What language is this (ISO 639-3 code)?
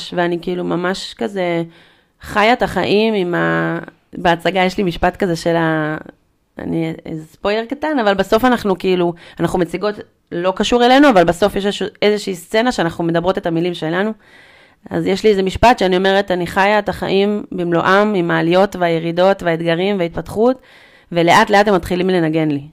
heb